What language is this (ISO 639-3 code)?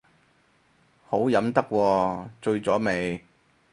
yue